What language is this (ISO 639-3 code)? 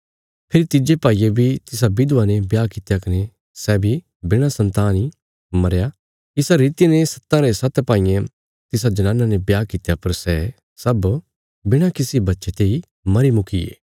kfs